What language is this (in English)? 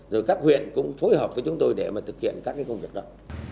Vietnamese